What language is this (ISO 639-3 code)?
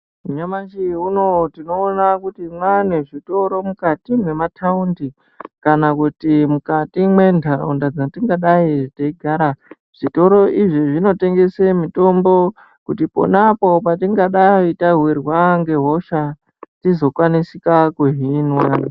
ndc